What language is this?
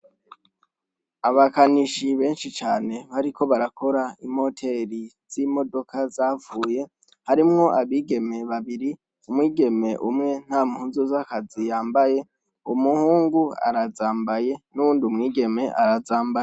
Rundi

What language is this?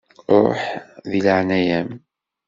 Kabyle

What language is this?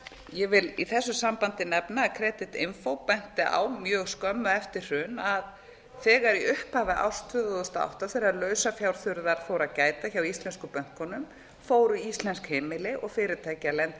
Icelandic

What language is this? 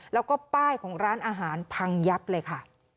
Thai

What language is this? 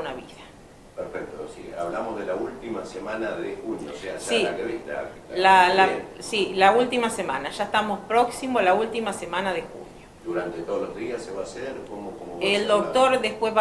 Spanish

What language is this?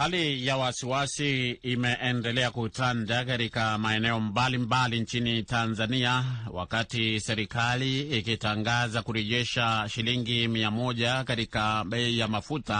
Swahili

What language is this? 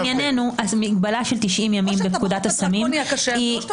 Hebrew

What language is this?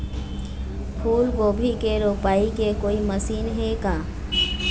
Chhattisgarhi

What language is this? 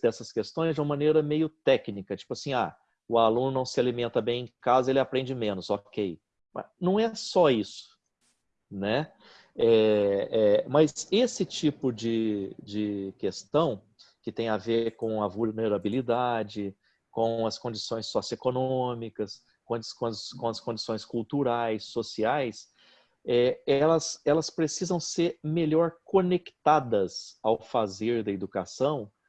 Portuguese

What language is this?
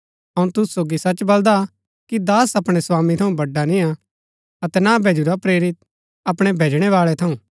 Gaddi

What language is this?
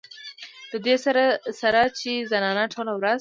Pashto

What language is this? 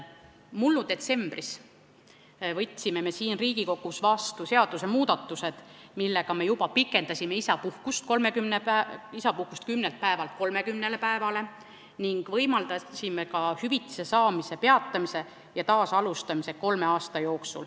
Estonian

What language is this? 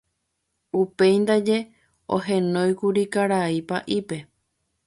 Guarani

